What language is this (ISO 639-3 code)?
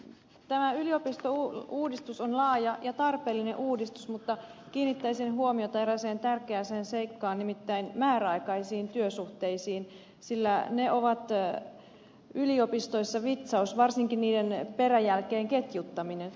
fin